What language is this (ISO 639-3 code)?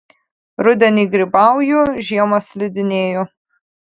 lit